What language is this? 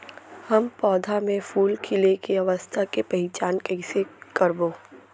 Chhattisgarhi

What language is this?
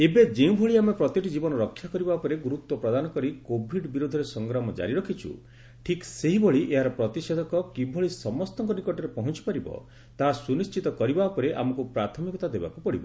Odia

